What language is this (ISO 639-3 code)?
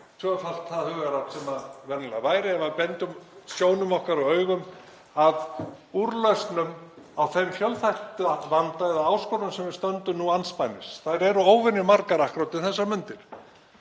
isl